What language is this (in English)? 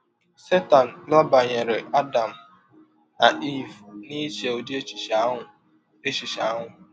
Igbo